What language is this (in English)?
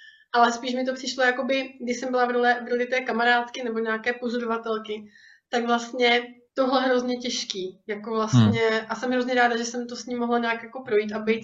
Czech